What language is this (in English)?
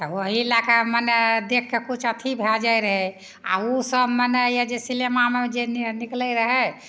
Maithili